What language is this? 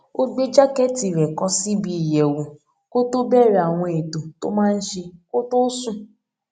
Yoruba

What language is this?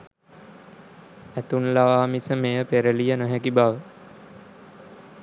Sinhala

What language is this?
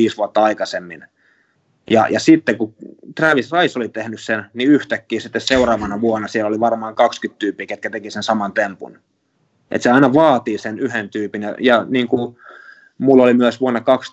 Finnish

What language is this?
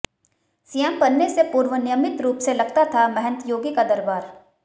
Hindi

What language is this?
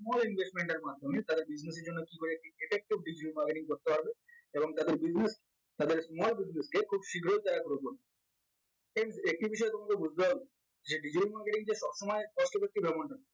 Bangla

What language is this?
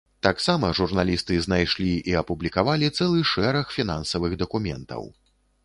Belarusian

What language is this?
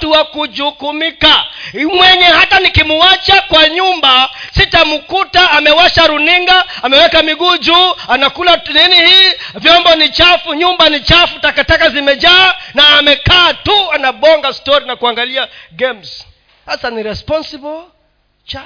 Swahili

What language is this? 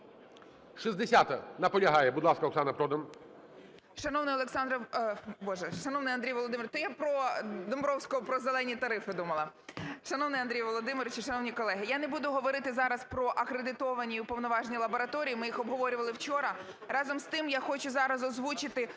Ukrainian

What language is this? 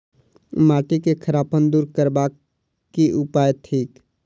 Maithili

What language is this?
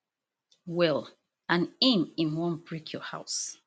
Nigerian Pidgin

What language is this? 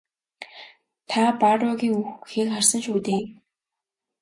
Mongolian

